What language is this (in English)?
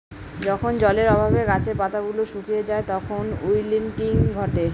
Bangla